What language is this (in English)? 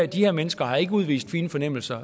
Danish